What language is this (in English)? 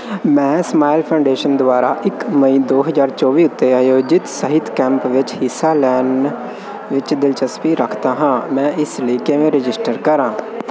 Punjabi